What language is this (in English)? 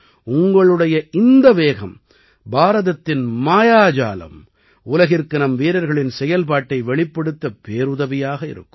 Tamil